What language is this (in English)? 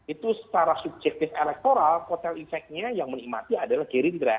Indonesian